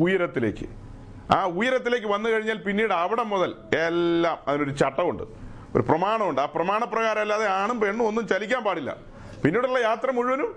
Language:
Malayalam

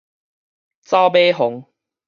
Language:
Min Nan Chinese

